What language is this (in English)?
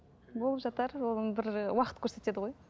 Kazakh